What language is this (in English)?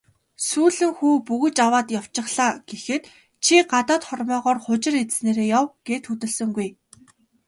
Mongolian